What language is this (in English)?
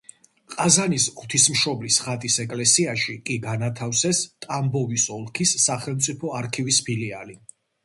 Georgian